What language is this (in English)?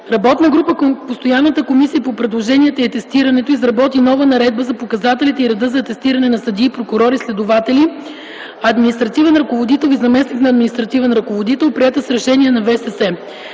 Bulgarian